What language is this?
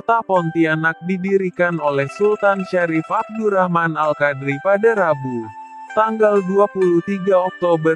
Indonesian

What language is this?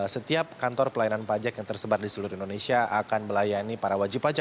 Indonesian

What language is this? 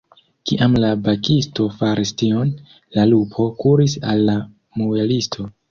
Esperanto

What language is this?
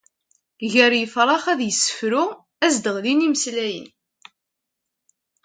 Kabyle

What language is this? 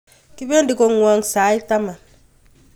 Kalenjin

